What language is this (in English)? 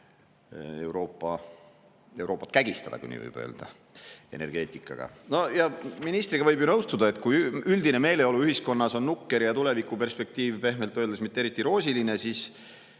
Estonian